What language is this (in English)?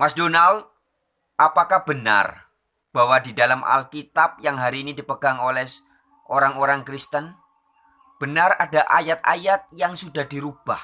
Indonesian